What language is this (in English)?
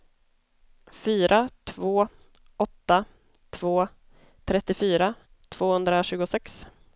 Swedish